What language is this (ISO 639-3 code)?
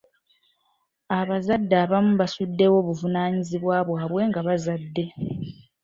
lug